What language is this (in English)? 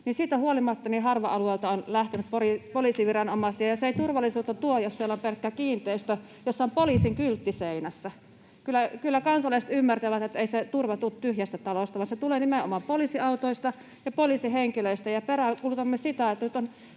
Finnish